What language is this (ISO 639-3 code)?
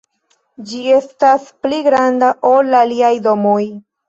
epo